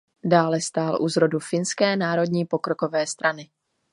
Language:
Czech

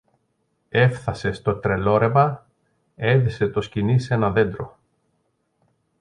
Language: Greek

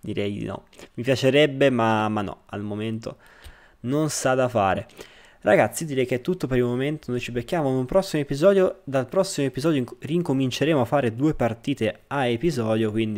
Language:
Italian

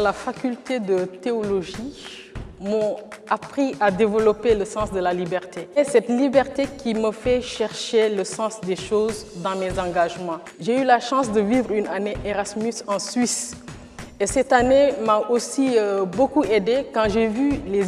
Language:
French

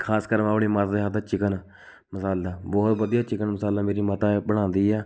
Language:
Punjabi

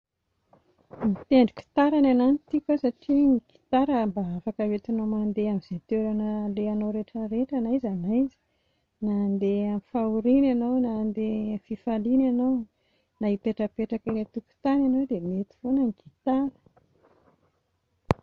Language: Malagasy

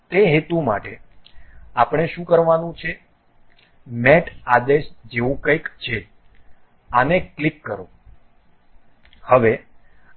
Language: Gujarati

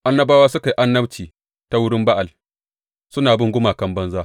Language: Hausa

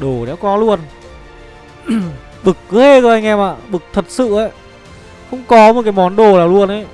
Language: Vietnamese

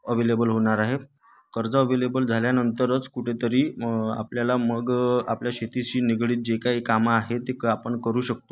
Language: Marathi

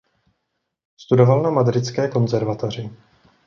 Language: Czech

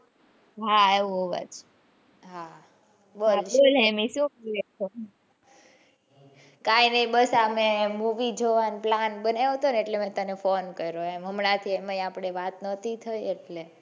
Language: Gujarati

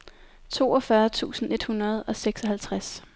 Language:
Danish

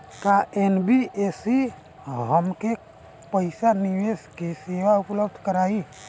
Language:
Bhojpuri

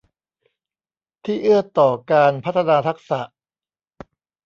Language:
Thai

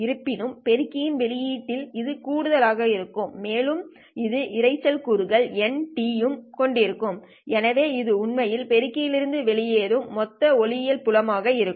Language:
Tamil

